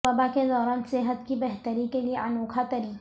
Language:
Urdu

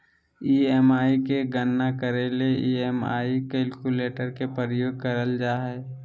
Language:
Magahi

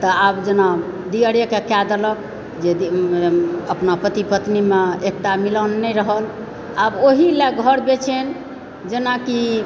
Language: Maithili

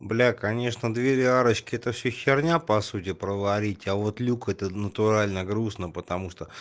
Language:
Russian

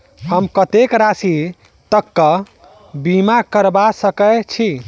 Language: Maithili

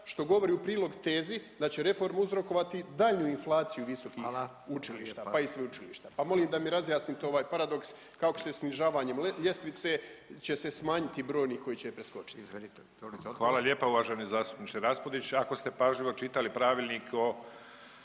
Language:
Croatian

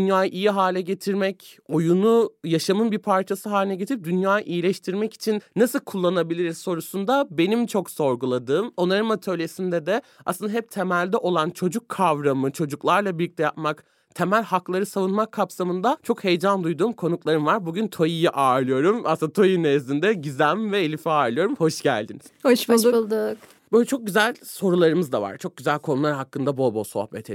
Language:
Turkish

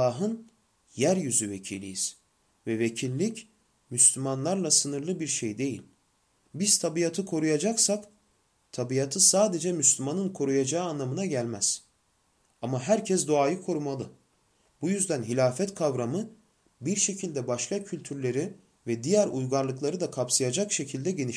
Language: Turkish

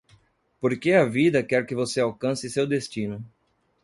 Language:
Portuguese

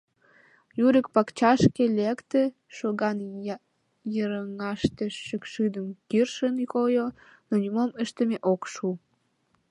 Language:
Mari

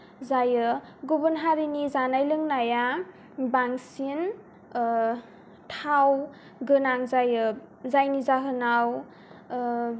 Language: Bodo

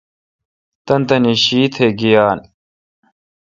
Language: Kalkoti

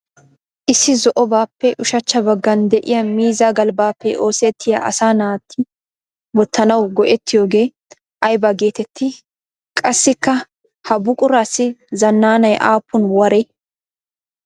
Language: Wolaytta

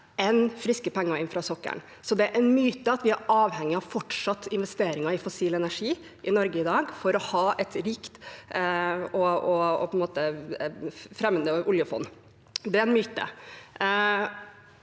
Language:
Norwegian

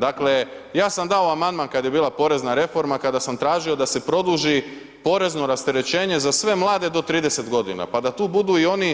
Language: Croatian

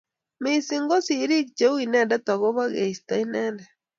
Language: Kalenjin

